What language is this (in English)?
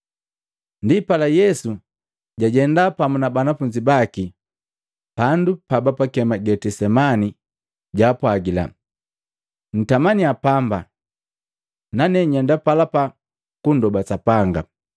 Matengo